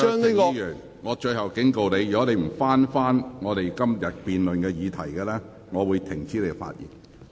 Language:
Cantonese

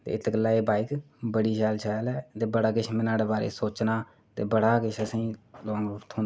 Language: Dogri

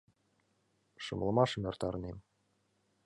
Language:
Mari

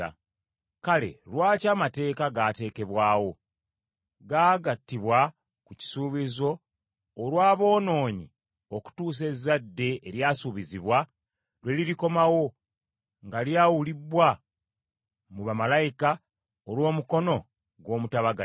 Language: Ganda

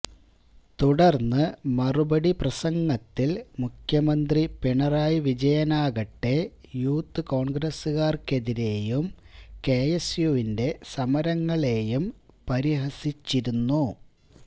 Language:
Malayalam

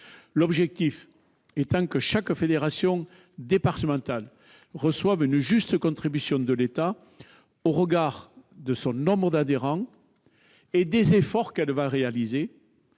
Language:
French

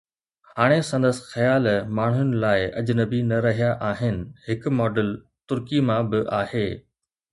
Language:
Sindhi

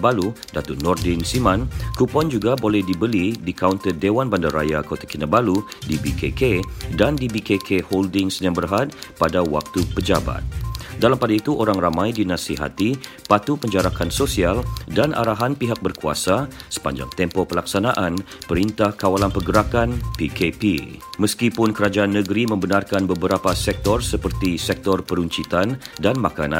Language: Malay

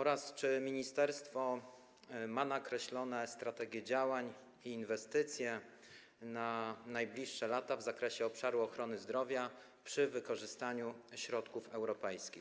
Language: Polish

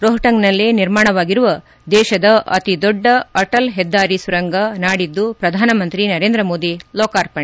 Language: Kannada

